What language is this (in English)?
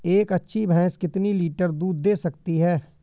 Hindi